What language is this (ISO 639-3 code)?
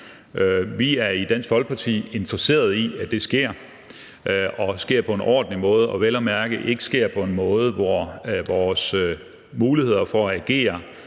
dan